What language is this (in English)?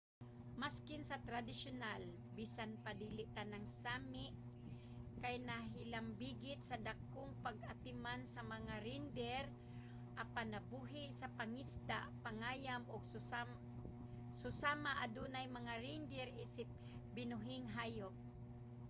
Cebuano